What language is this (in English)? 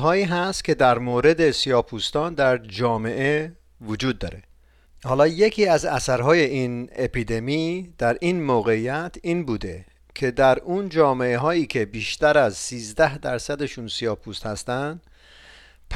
Persian